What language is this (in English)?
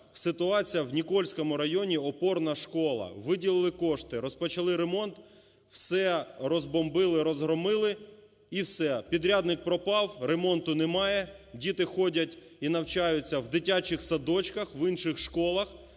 Ukrainian